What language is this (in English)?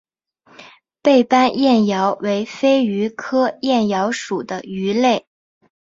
Chinese